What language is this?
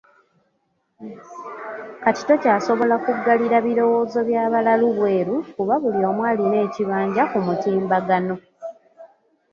Ganda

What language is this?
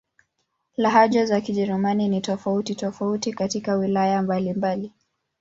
Swahili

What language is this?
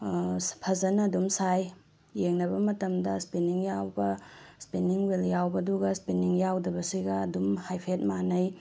Manipuri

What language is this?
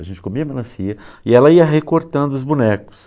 Portuguese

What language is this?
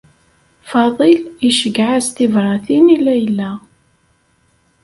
Kabyle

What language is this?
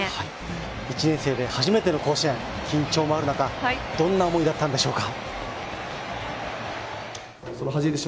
Japanese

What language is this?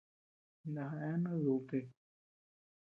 Tepeuxila Cuicatec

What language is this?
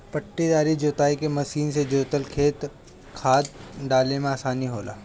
Bhojpuri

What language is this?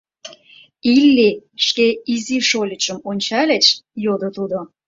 Mari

